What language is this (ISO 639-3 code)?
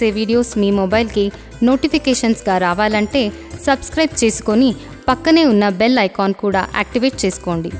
tel